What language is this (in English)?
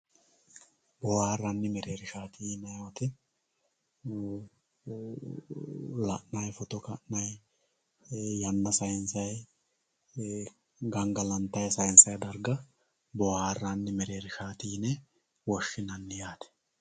Sidamo